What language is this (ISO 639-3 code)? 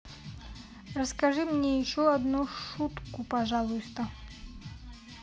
rus